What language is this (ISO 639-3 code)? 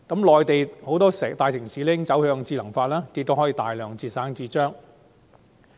yue